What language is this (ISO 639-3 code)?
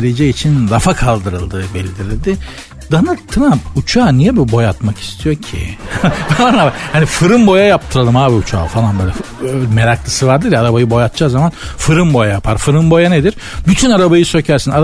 tur